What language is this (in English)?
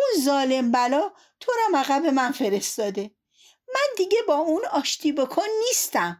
Persian